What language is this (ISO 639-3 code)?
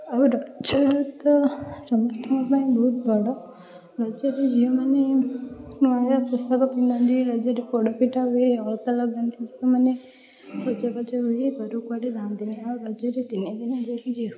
ori